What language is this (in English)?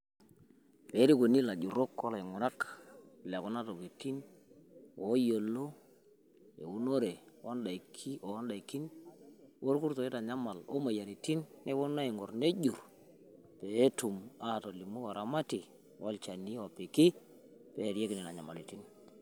Masai